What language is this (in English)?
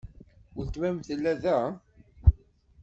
Kabyle